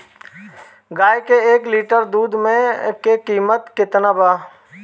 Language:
Bhojpuri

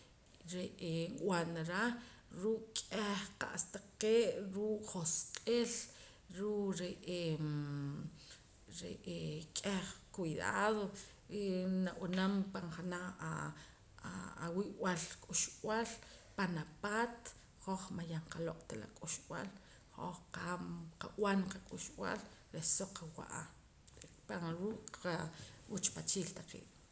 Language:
Poqomam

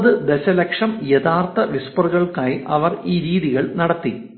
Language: Malayalam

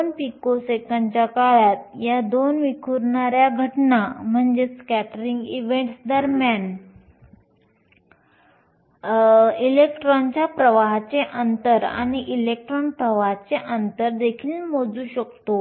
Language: Marathi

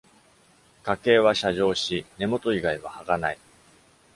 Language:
Japanese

